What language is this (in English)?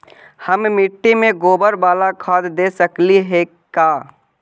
Magahi